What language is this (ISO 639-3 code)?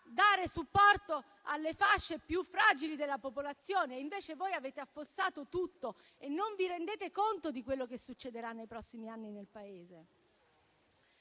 ita